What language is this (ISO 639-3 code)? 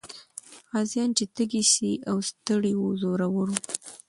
pus